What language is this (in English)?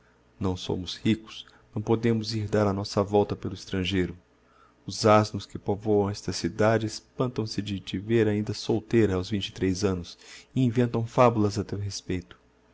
Portuguese